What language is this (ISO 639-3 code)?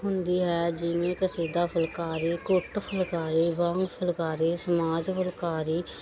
pan